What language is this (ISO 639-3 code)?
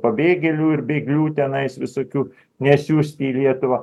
lit